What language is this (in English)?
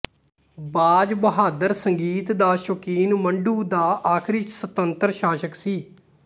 Punjabi